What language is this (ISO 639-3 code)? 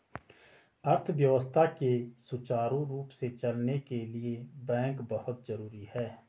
hin